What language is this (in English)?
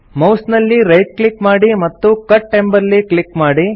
Kannada